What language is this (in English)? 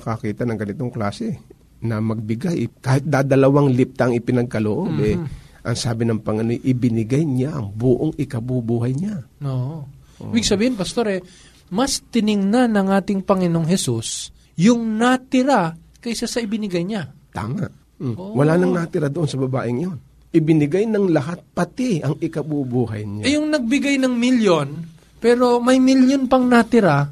Filipino